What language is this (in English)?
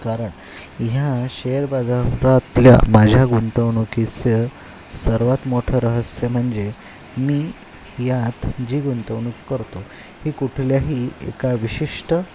Marathi